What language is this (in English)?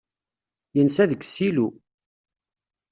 Kabyle